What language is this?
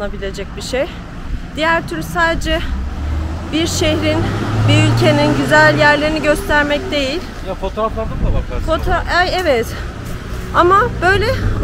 Turkish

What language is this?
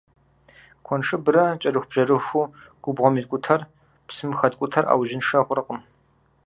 Kabardian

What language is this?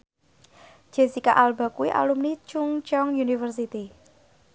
Javanese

